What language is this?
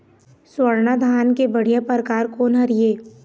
Chhattisgarhi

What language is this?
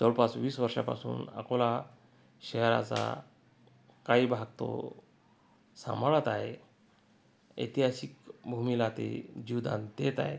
Marathi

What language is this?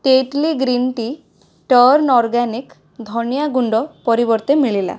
Odia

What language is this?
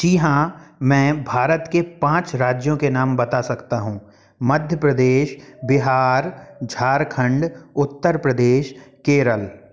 Hindi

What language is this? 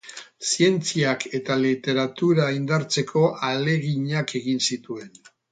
Basque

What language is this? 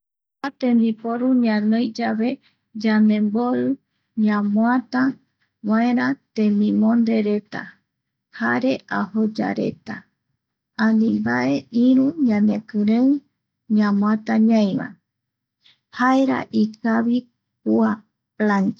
Eastern Bolivian Guaraní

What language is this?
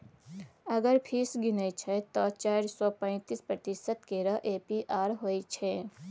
Maithili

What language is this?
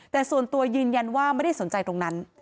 Thai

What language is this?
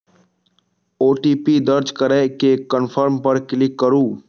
Maithili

